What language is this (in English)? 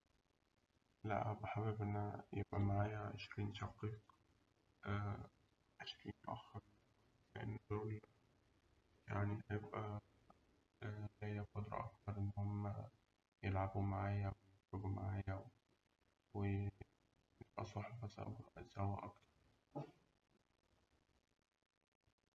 Egyptian Arabic